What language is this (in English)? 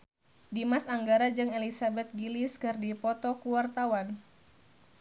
Sundanese